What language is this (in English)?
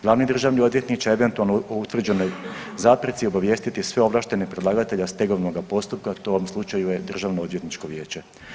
Croatian